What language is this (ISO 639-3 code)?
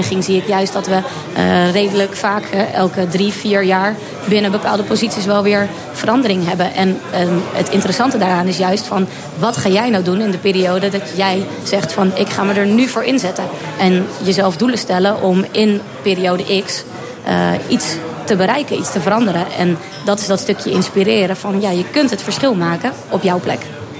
nld